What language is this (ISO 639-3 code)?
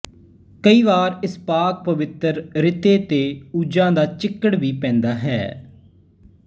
pan